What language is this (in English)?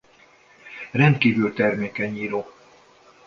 Hungarian